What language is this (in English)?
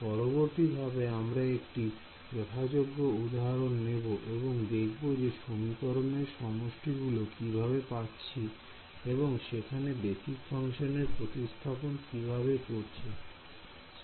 Bangla